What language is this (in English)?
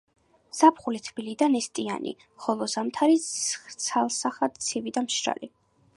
Georgian